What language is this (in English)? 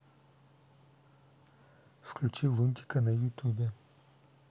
Russian